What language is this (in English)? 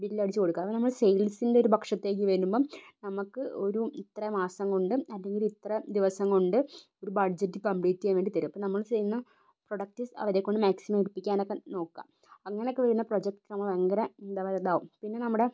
Malayalam